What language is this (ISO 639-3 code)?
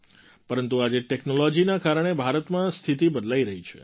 guj